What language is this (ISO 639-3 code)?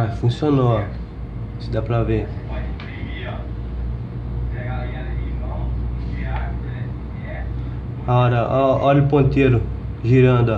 por